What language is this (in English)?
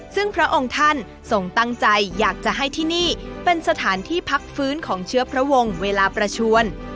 Thai